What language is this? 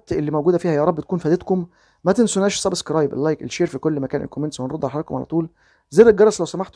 Arabic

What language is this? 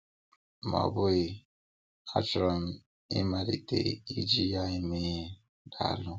Igbo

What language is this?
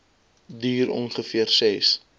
Afrikaans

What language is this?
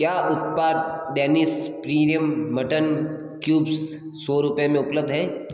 Hindi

